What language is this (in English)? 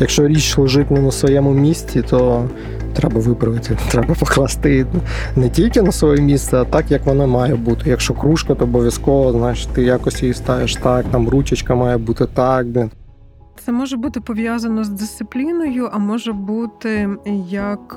Ukrainian